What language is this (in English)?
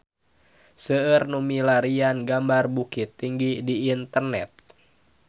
Sundanese